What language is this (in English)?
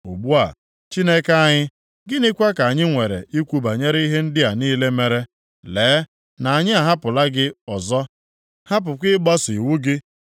Igbo